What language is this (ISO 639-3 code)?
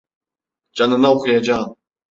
tur